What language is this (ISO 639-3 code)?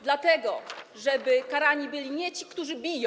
pol